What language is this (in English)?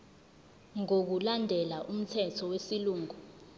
Zulu